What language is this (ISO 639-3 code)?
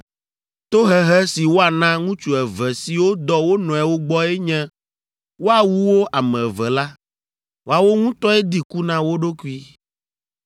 ewe